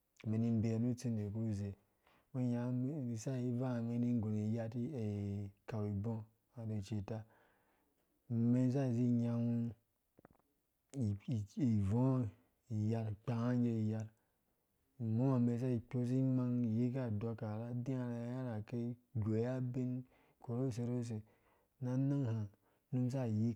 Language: Dũya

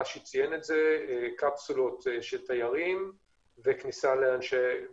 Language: Hebrew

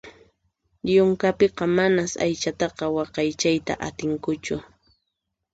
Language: Puno Quechua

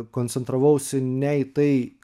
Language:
Lithuanian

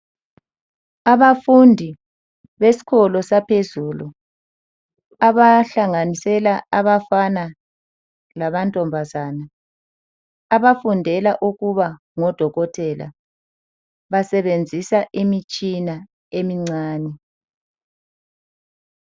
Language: North Ndebele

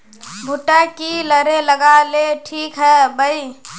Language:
Magahi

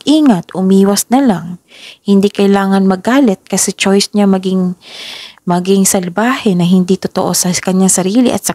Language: Filipino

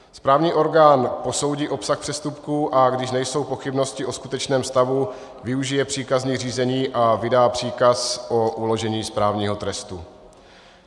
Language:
Czech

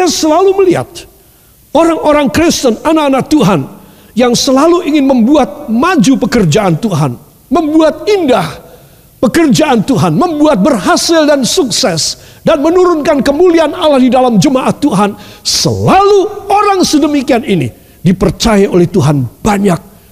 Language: Indonesian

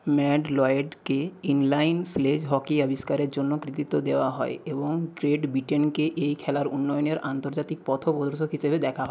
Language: Bangla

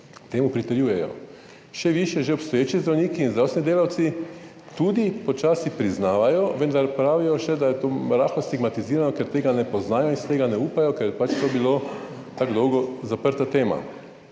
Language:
Slovenian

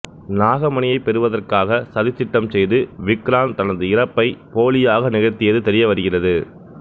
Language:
Tamil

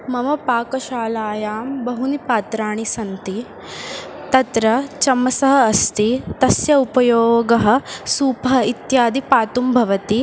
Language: Sanskrit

